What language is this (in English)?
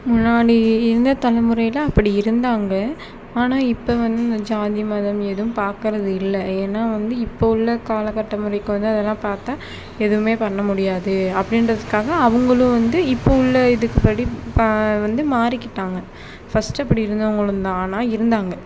Tamil